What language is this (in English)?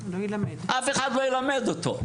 Hebrew